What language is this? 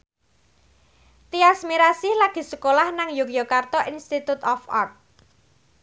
Javanese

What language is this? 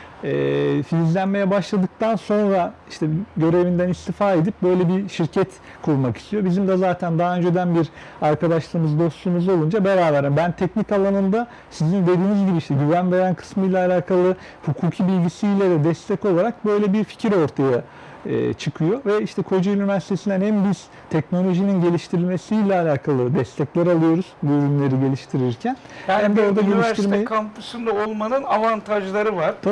Turkish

